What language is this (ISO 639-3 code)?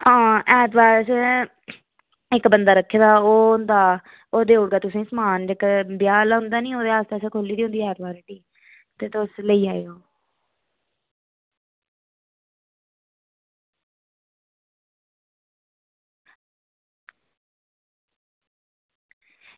doi